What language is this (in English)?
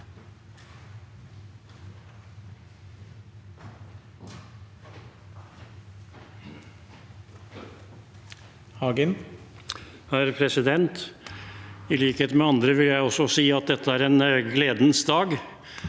Norwegian